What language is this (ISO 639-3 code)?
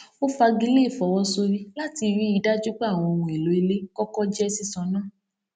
yor